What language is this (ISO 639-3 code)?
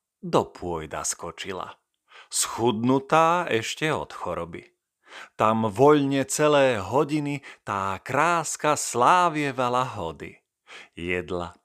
slk